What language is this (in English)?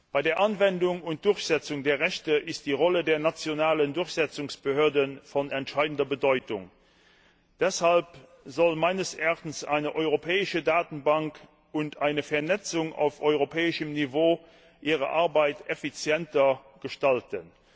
German